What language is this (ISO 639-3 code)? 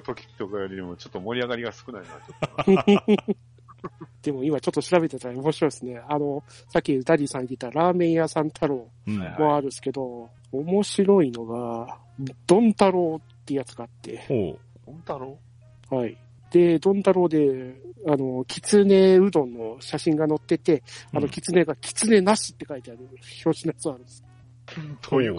jpn